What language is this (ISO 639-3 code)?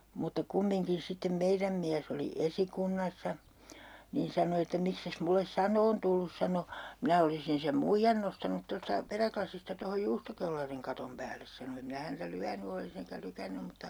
fin